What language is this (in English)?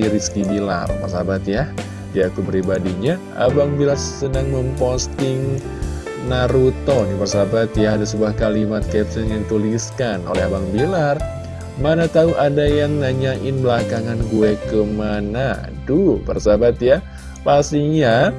Indonesian